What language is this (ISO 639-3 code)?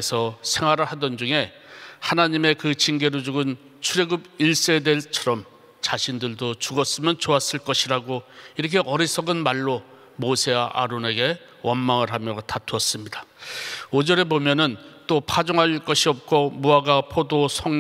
kor